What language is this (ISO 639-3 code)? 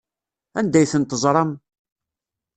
kab